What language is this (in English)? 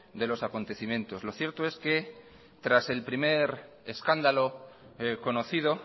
Spanish